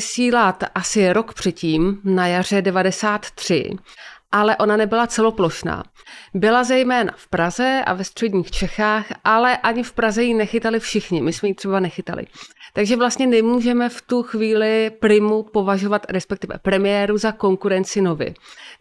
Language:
Czech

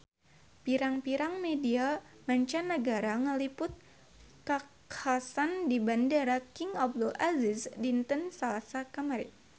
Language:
Sundanese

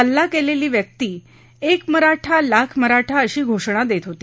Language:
Marathi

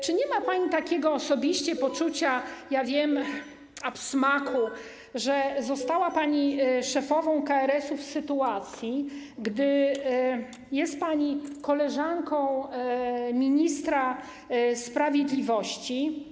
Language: Polish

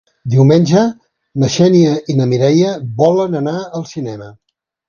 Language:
Catalan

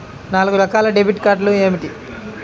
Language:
Telugu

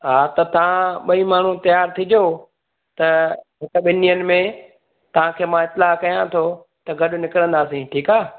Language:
Sindhi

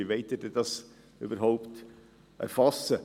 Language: Swiss German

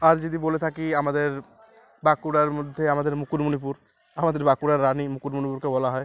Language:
Bangla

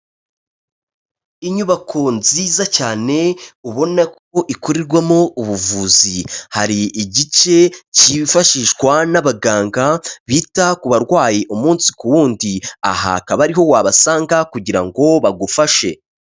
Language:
Kinyarwanda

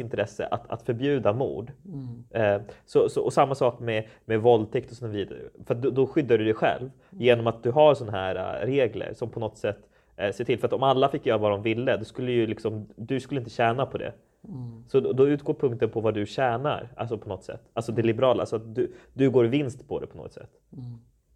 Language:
Swedish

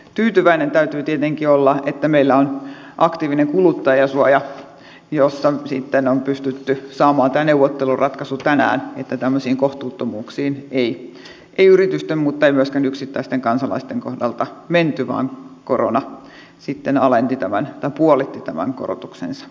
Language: Finnish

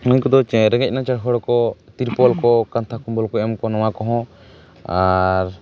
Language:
Santali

